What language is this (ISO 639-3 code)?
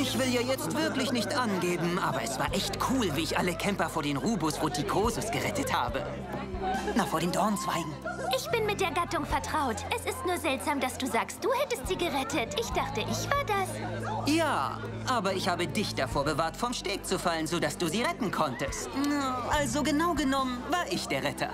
deu